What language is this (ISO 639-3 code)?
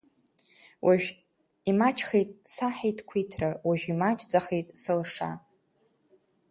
abk